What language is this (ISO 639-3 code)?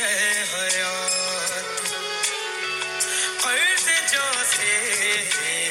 urd